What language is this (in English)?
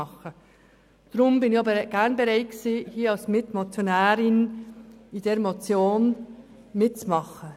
Swiss German